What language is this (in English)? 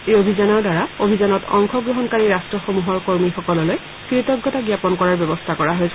Assamese